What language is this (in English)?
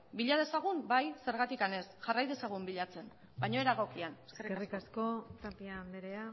Basque